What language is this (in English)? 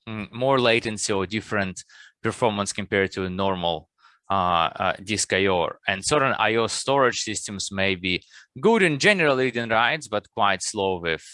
English